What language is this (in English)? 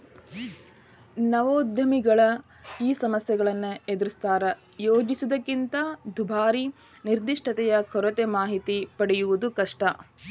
Kannada